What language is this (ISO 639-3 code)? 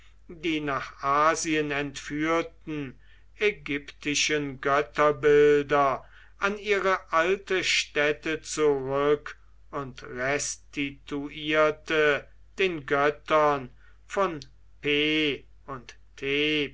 deu